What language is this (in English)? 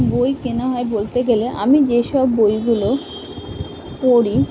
Bangla